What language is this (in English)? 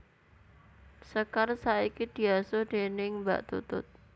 Javanese